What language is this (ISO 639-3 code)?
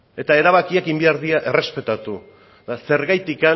eus